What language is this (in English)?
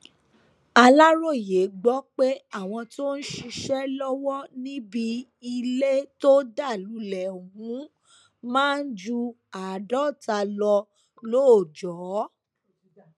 Yoruba